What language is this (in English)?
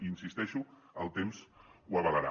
Catalan